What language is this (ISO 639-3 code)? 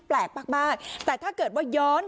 tha